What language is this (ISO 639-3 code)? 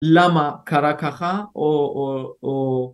heb